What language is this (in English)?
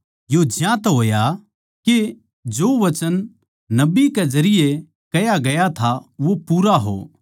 Haryanvi